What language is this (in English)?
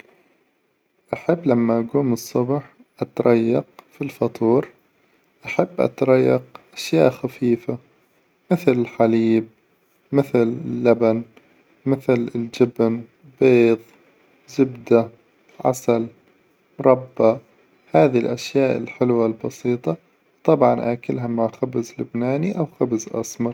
Hijazi Arabic